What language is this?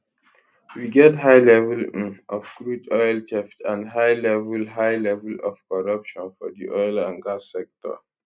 Nigerian Pidgin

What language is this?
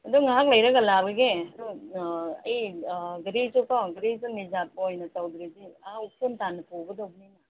Manipuri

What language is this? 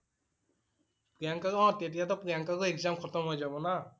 Assamese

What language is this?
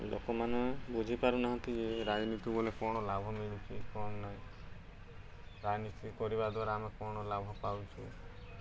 Odia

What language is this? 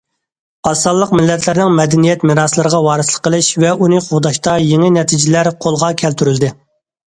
Uyghur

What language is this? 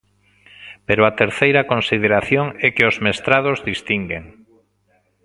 Galician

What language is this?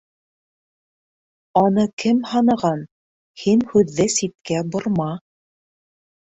Bashkir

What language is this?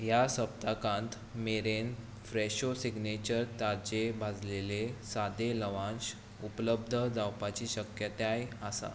Konkani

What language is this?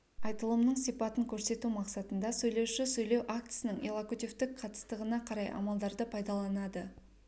Kazakh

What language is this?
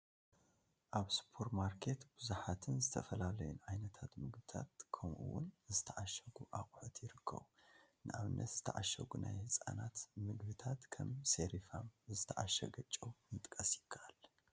Tigrinya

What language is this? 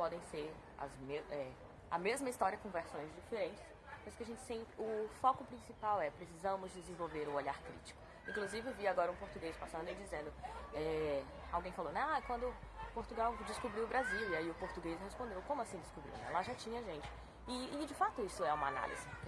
Portuguese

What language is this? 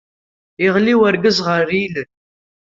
Kabyle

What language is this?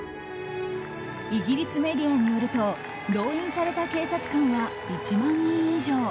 Japanese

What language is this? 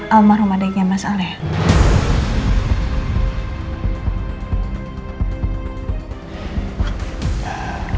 Indonesian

